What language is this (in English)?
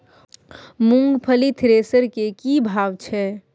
Maithili